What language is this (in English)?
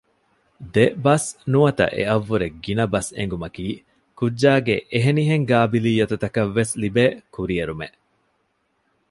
Divehi